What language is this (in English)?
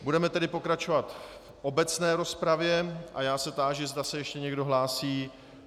Czech